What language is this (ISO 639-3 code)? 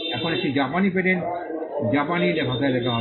ben